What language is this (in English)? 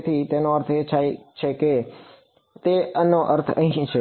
Gujarati